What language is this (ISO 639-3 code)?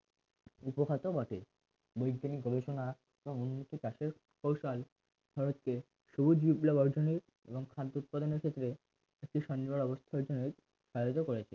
ben